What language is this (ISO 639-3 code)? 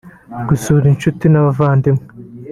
kin